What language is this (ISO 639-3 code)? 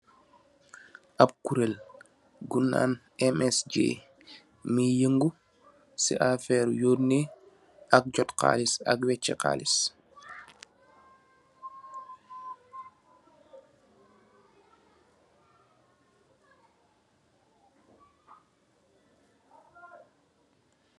wol